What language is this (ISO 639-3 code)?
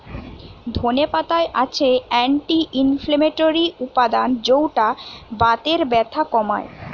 ben